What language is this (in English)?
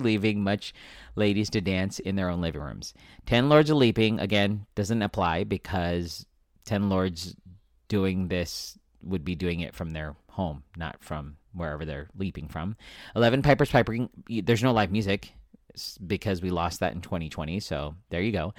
English